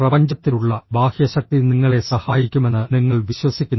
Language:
Malayalam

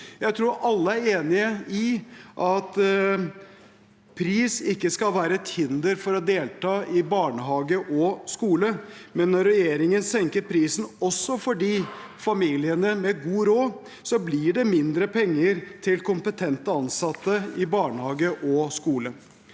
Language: Norwegian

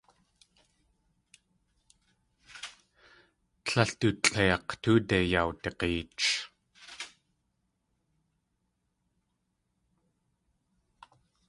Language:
Tlingit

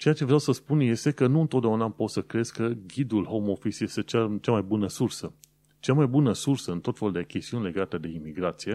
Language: Romanian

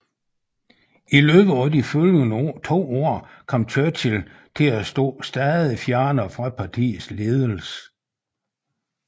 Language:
Danish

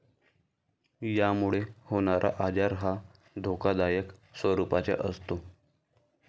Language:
Marathi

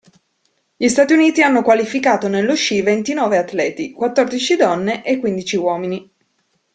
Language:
Italian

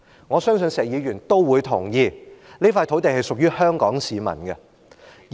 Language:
Cantonese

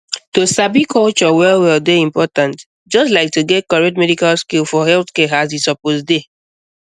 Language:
Nigerian Pidgin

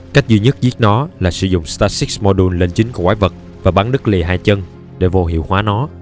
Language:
Vietnamese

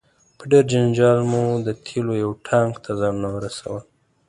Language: Pashto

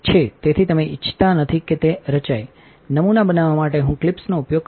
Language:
Gujarati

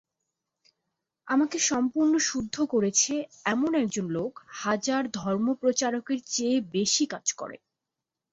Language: Bangla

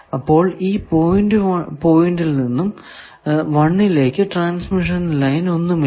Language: Malayalam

